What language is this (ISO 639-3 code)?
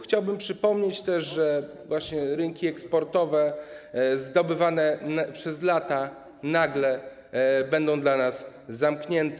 pol